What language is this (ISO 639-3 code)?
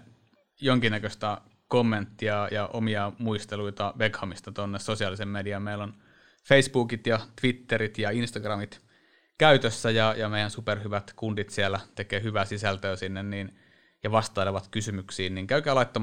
fin